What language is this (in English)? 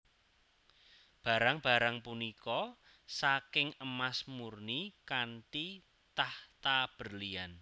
Javanese